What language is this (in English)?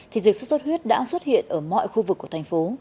Vietnamese